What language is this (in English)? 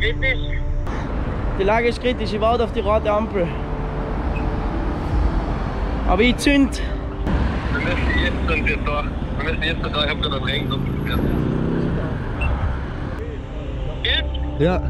German